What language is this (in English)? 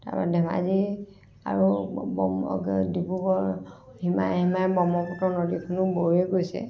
Assamese